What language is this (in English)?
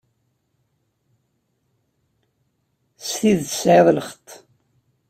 Kabyle